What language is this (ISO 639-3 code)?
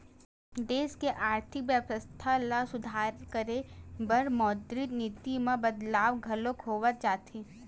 hne